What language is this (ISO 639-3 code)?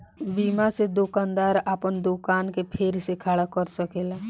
bho